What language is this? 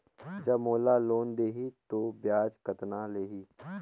Chhattisgarhi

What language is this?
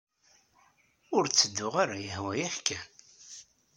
Kabyle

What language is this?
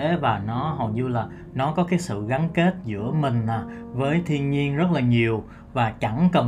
Vietnamese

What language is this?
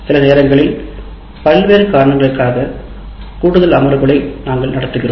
Tamil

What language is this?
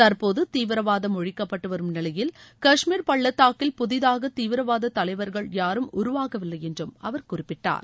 Tamil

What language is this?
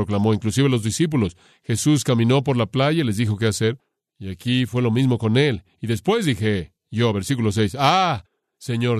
Spanish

